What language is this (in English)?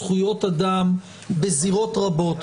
Hebrew